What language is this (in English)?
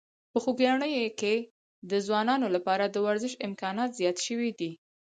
Pashto